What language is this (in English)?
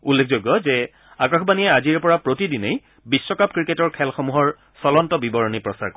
Assamese